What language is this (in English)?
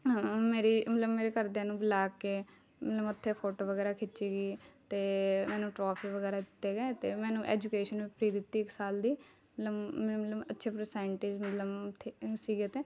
Punjabi